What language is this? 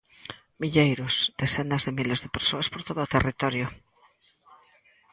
Galician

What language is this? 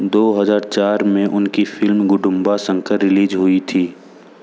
Hindi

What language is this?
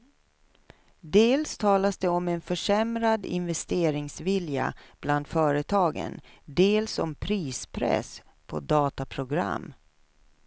Swedish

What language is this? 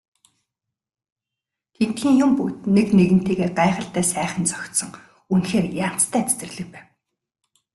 Mongolian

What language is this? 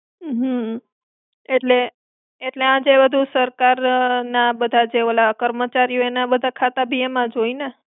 Gujarati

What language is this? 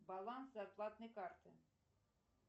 Russian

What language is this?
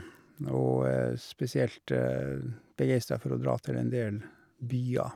Norwegian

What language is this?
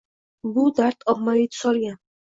Uzbek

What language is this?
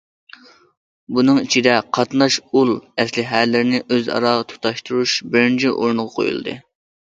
Uyghur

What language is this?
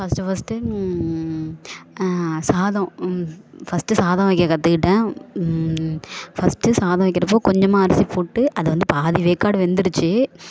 Tamil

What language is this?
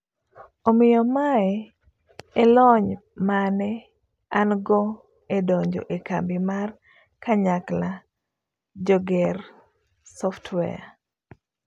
Luo (Kenya and Tanzania)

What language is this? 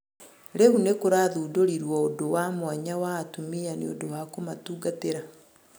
Kikuyu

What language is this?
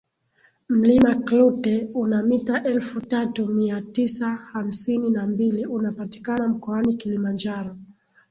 Swahili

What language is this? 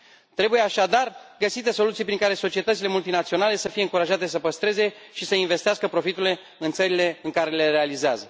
Romanian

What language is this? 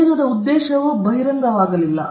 Kannada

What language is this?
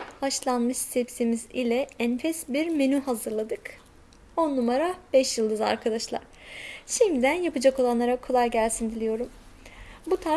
Turkish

